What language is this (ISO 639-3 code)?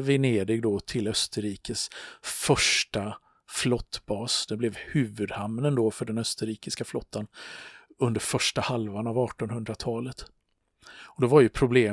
swe